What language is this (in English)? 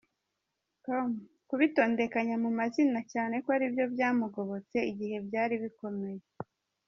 Kinyarwanda